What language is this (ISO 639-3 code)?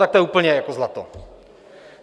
ces